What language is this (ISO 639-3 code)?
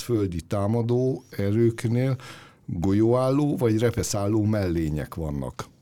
hun